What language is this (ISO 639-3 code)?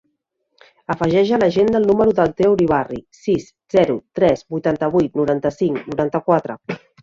cat